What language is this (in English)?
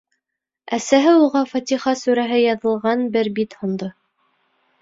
Bashkir